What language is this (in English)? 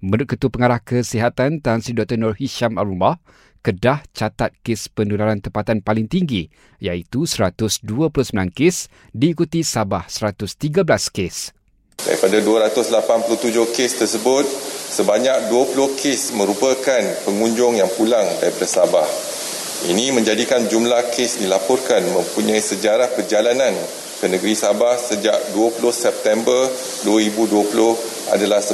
Malay